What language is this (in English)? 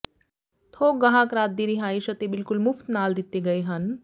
Punjabi